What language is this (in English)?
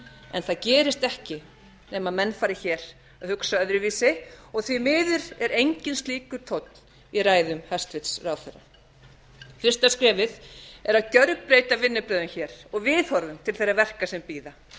Icelandic